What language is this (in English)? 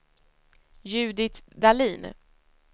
Swedish